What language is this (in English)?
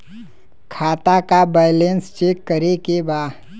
Bhojpuri